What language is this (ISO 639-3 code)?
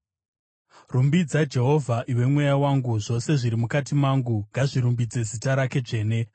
sna